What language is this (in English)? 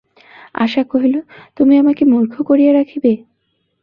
Bangla